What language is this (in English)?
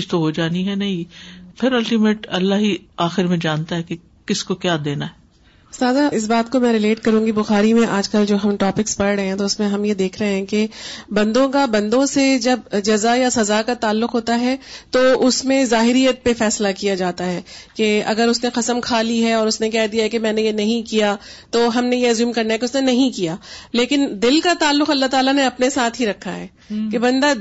Urdu